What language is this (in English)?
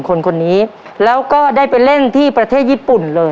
Thai